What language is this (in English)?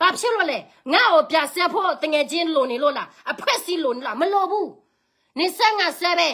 Thai